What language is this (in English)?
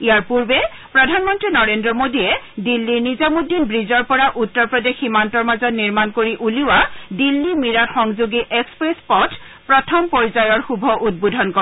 Assamese